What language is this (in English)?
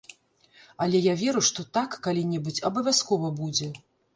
Belarusian